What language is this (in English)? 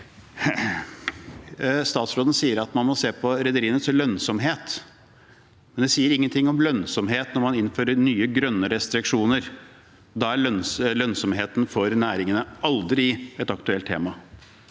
Norwegian